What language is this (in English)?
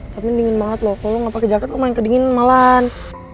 Indonesian